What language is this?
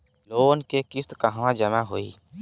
Bhojpuri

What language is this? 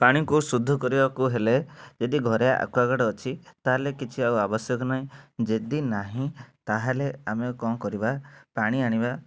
Odia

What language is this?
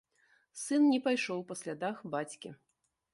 Belarusian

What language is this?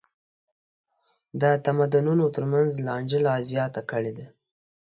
Pashto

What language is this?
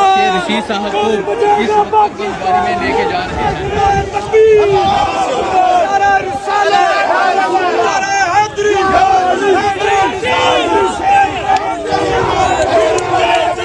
Urdu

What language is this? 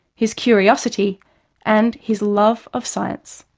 English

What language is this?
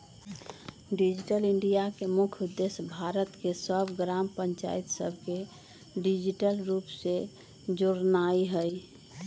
Magahi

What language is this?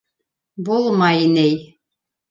Bashkir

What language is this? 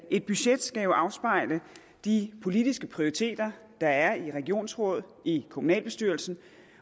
Danish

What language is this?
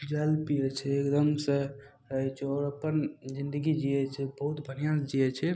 Maithili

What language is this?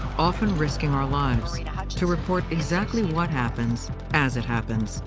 English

